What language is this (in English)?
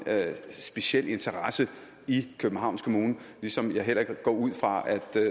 Danish